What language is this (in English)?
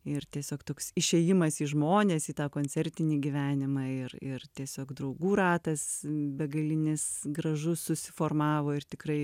Lithuanian